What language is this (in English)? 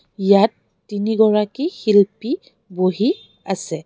Assamese